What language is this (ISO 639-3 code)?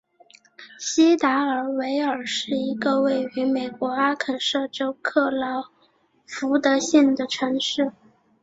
zho